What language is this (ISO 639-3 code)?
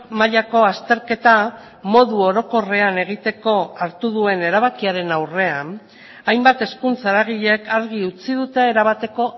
eus